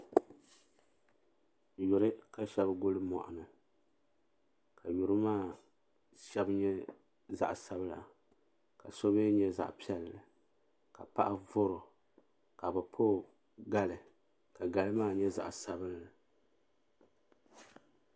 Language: Dagbani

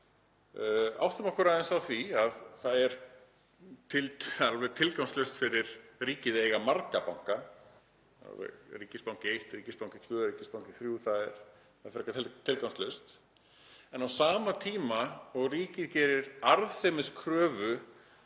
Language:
Icelandic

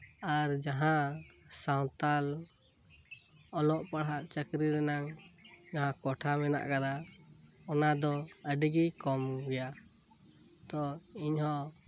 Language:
Santali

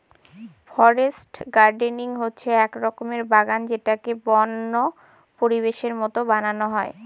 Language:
Bangla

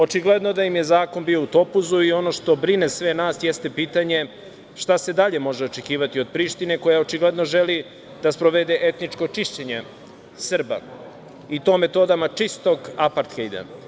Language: Serbian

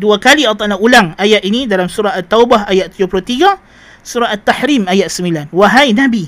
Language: Malay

